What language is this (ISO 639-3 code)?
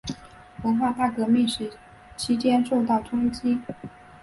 zho